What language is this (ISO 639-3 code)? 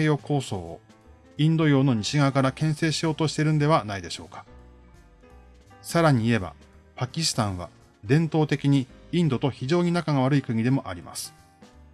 jpn